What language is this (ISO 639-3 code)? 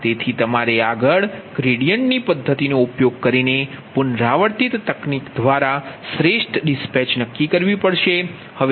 guj